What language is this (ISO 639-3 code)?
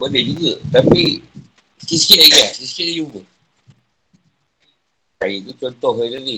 msa